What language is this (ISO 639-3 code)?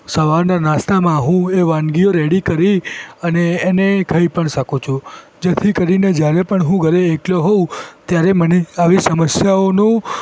guj